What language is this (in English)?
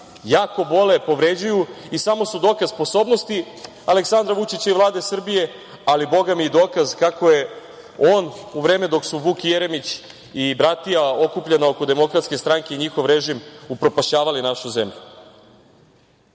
Serbian